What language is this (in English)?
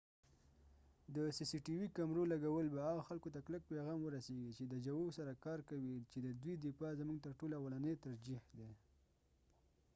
Pashto